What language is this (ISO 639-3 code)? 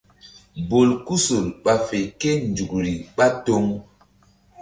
mdd